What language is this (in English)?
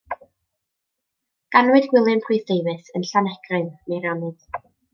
Welsh